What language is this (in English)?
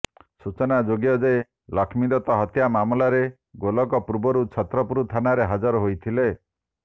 Odia